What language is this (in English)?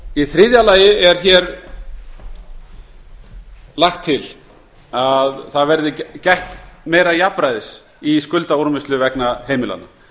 Icelandic